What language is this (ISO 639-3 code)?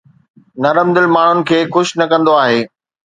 snd